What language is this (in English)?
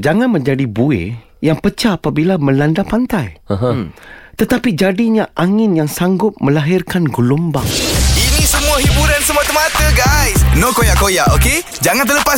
Malay